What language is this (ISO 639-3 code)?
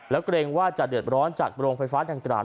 tha